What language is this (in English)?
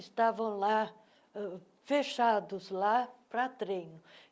Portuguese